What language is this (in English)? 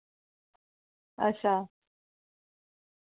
Dogri